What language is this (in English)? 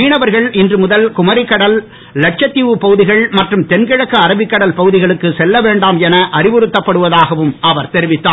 Tamil